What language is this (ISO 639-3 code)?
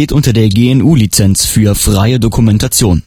deu